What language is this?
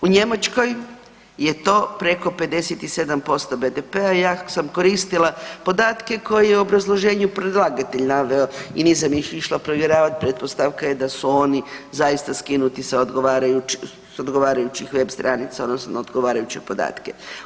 Croatian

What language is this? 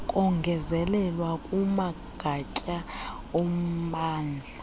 Xhosa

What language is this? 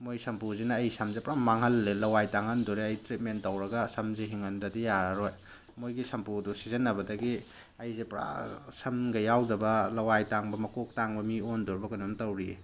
Manipuri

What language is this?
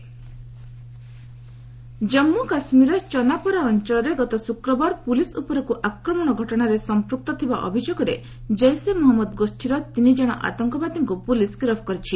Odia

